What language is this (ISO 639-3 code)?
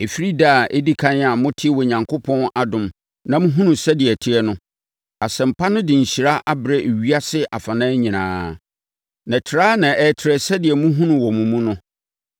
aka